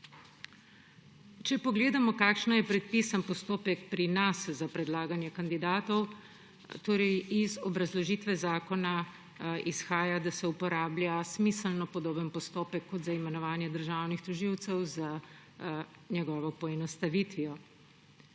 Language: Slovenian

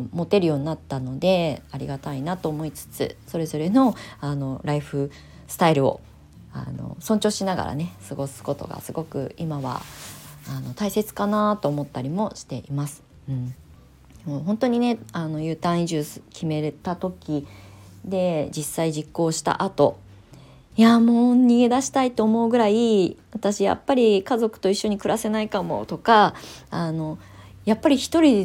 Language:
Japanese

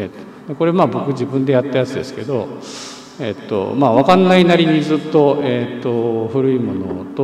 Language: Japanese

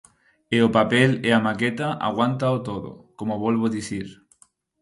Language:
Galician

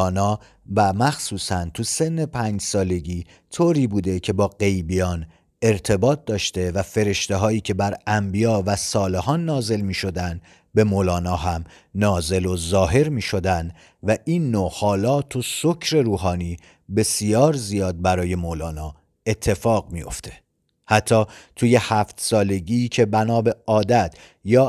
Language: Persian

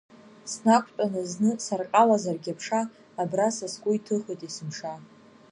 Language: Abkhazian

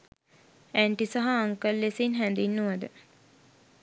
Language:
Sinhala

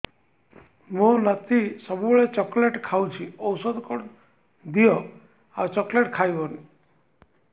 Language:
Odia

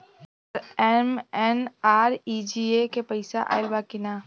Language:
Bhojpuri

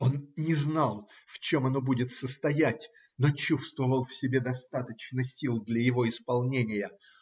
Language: Russian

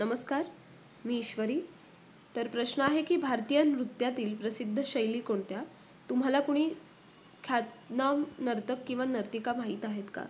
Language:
Marathi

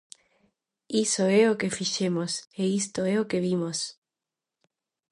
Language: Galician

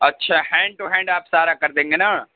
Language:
Urdu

